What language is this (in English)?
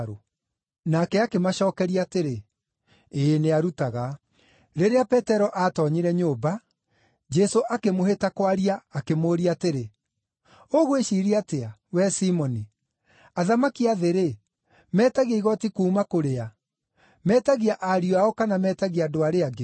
Kikuyu